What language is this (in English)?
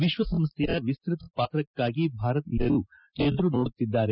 Kannada